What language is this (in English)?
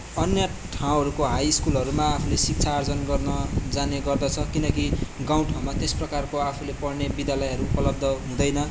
Nepali